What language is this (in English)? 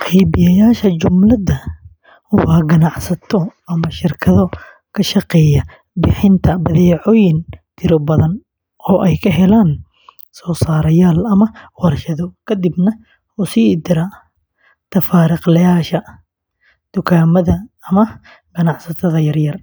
Somali